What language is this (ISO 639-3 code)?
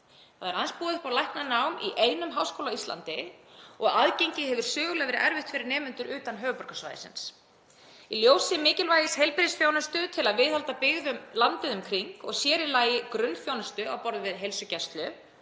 isl